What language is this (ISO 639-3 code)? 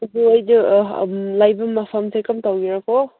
mni